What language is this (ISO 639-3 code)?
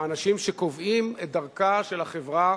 heb